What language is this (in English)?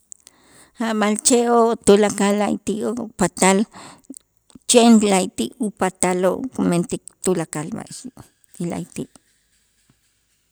Itzá